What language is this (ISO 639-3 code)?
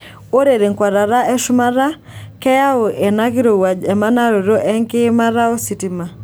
mas